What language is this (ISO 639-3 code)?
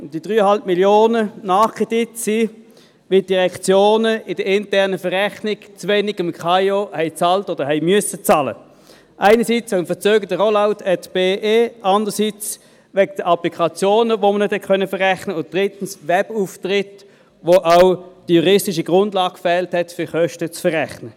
gsw